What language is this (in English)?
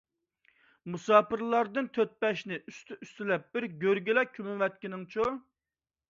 Uyghur